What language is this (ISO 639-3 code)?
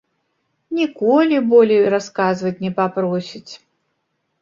bel